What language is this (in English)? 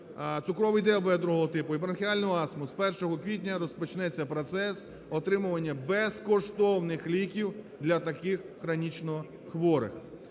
Ukrainian